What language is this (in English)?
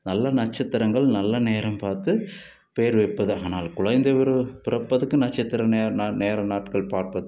Tamil